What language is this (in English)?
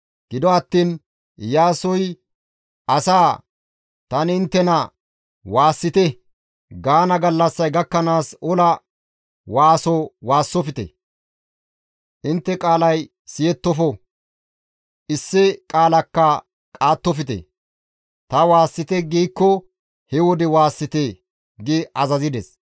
Gamo